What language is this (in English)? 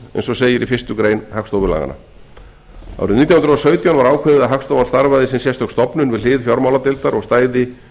Icelandic